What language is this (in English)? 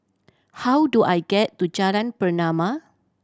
English